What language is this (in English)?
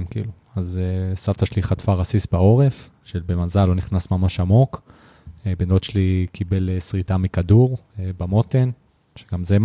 Hebrew